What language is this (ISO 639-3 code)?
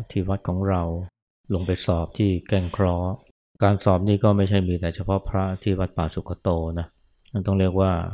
tha